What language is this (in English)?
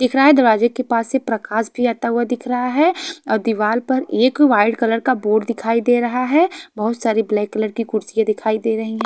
Hindi